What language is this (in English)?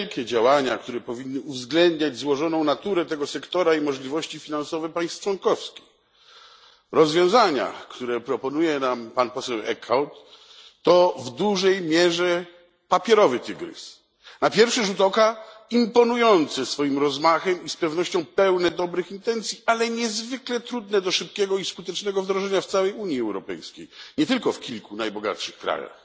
Polish